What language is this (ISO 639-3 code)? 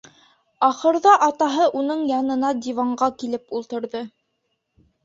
bak